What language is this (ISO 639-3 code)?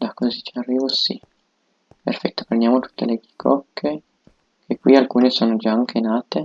ita